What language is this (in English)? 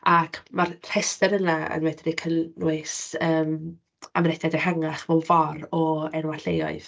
Welsh